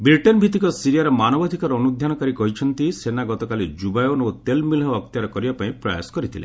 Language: Odia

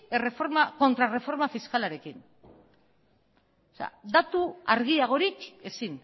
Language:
Basque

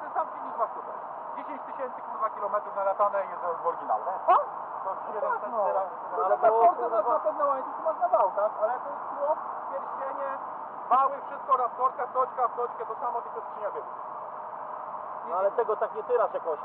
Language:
Polish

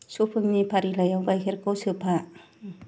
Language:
Bodo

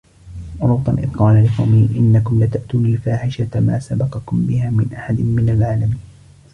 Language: Arabic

